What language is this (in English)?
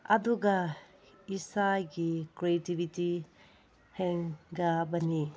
Manipuri